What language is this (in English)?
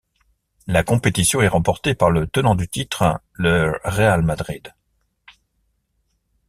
French